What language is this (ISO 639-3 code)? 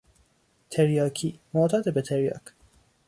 fas